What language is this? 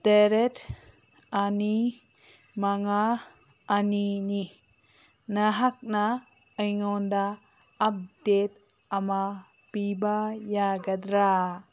Manipuri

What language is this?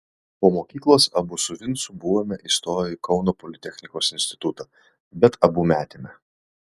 Lithuanian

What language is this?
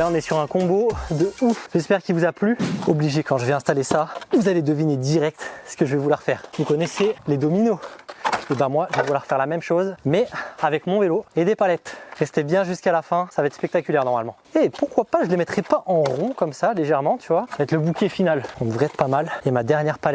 French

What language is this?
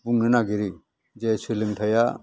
Bodo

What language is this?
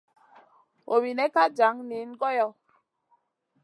Masana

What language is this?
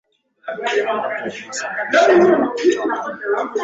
Swahili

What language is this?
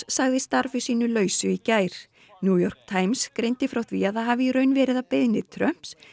Icelandic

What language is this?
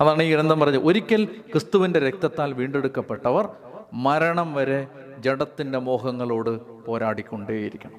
Malayalam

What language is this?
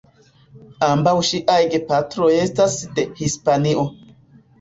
Esperanto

